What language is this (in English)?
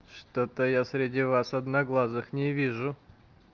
Russian